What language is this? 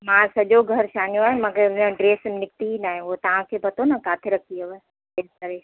Sindhi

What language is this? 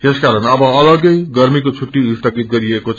Nepali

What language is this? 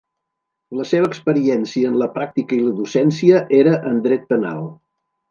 Catalan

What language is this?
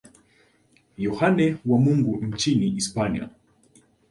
Swahili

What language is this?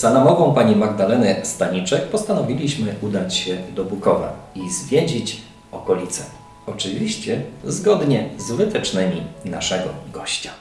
Polish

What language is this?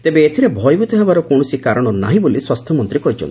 Odia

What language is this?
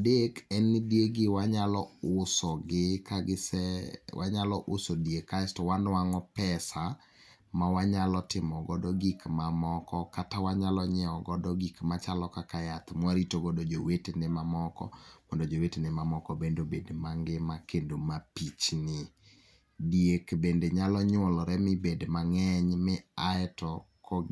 Luo (Kenya and Tanzania)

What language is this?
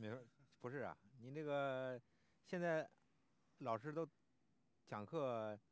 Chinese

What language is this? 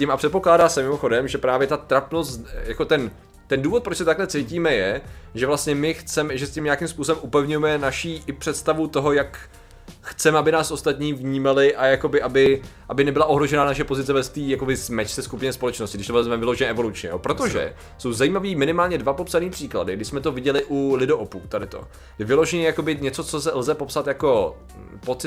Czech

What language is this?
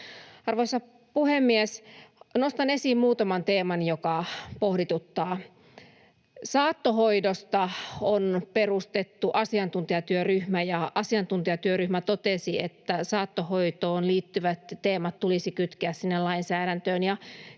Finnish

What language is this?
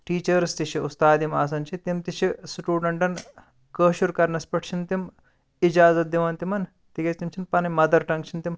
Kashmiri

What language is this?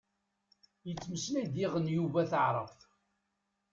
Kabyle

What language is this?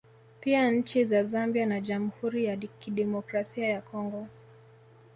Swahili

